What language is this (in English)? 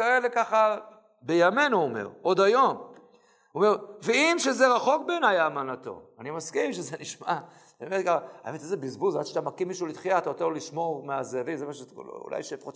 Hebrew